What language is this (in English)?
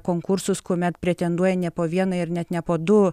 Lithuanian